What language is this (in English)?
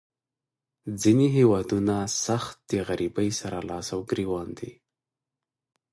Pashto